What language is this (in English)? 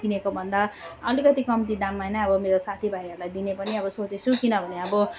Nepali